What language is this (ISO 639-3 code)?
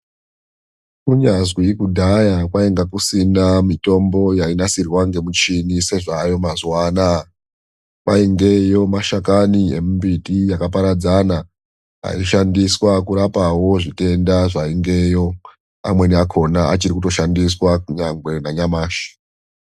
ndc